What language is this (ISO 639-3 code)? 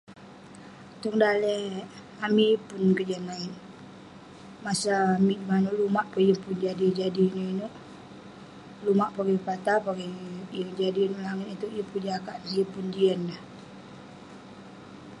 pne